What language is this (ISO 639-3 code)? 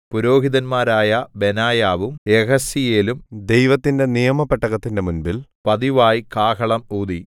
mal